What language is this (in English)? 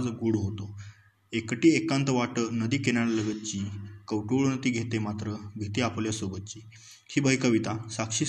Marathi